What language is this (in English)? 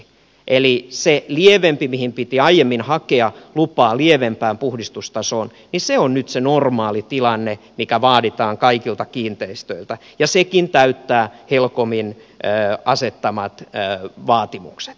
Finnish